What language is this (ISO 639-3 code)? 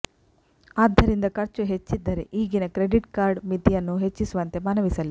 kan